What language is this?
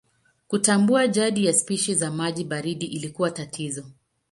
Swahili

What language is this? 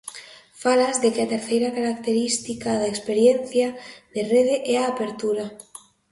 Galician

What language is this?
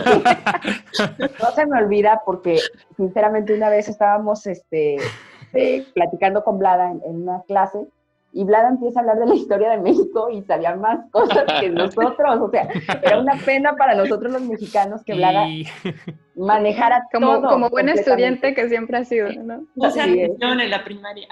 Spanish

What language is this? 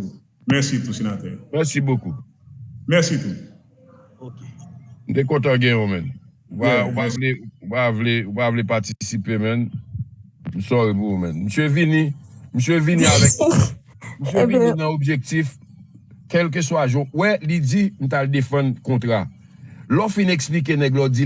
French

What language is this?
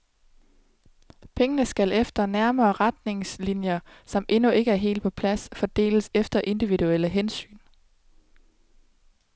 Danish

